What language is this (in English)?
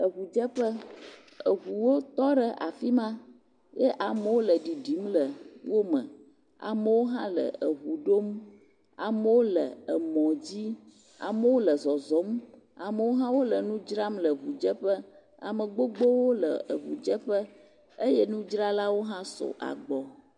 Ewe